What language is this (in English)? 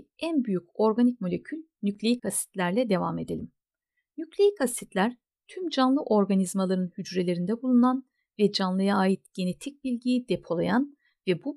Turkish